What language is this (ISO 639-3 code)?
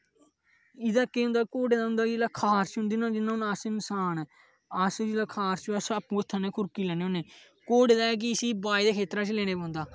doi